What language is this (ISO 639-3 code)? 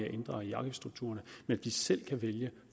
dan